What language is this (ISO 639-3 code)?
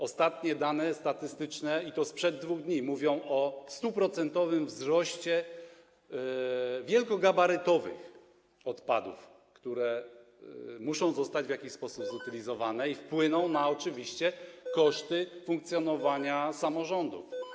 pol